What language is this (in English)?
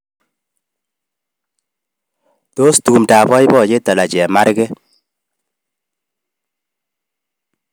Kalenjin